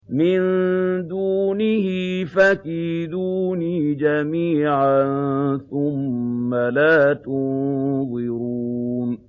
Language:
Arabic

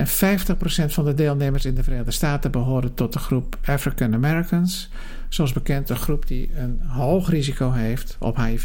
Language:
Dutch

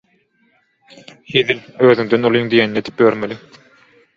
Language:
Turkmen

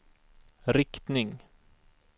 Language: Swedish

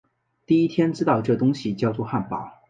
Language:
Chinese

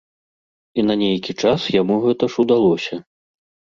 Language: Belarusian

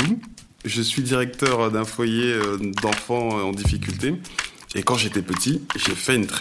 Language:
French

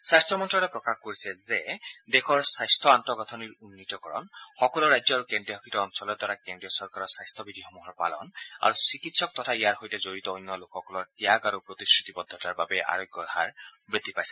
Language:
Assamese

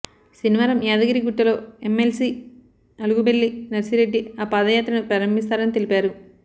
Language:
Telugu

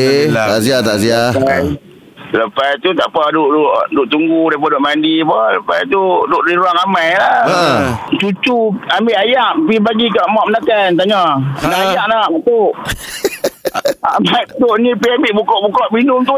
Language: Malay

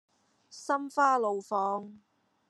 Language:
Cantonese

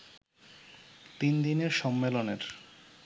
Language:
Bangla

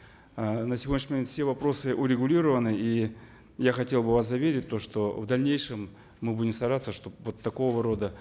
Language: Kazakh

